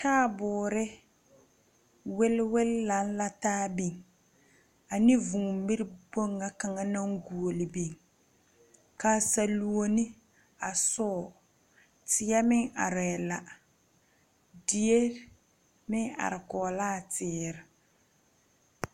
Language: Southern Dagaare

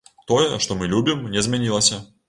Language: Belarusian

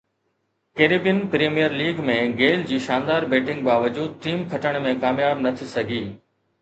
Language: Sindhi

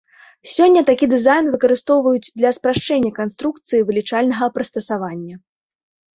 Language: Belarusian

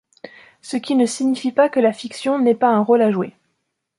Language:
French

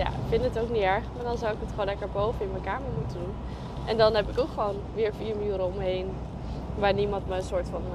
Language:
Dutch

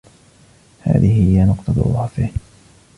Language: Arabic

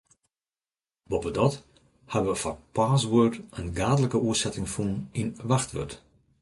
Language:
Western Frisian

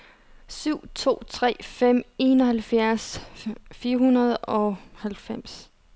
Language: Danish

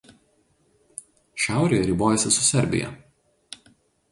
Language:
Lithuanian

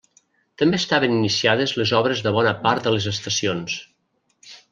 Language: Catalan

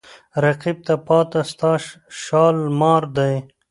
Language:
Pashto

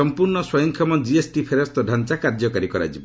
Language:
Odia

